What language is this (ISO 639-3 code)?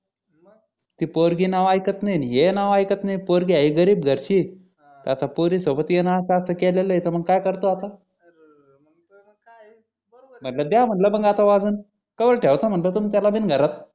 mar